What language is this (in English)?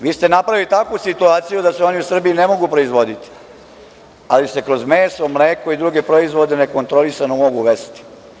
Serbian